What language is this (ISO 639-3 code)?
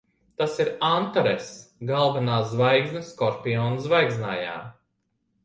lav